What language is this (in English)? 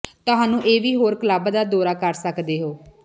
Punjabi